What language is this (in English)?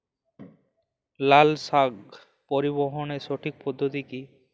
Bangla